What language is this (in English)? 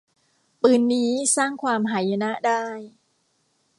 Thai